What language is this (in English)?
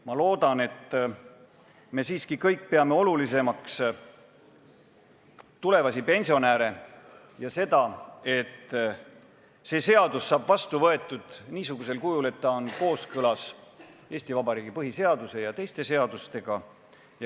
Estonian